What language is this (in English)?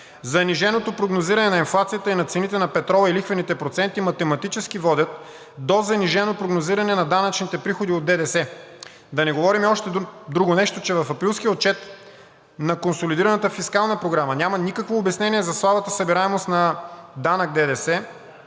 Bulgarian